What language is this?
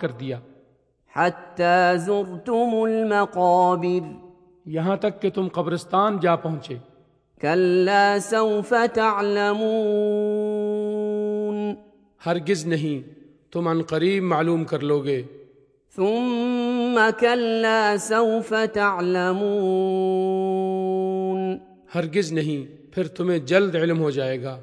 Urdu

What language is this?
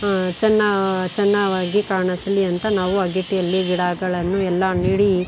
Kannada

